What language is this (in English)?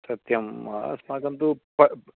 Sanskrit